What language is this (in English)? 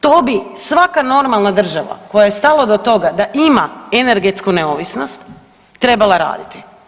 Croatian